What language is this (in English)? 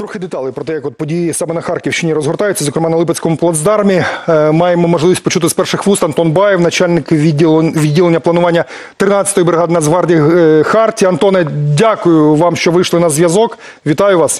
Ukrainian